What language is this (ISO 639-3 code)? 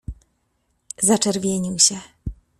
pol